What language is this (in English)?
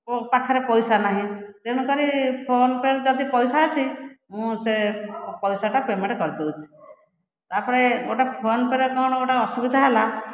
Odia